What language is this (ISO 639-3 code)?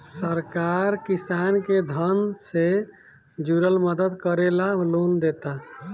bho